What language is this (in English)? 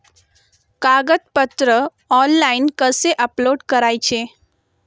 Marathi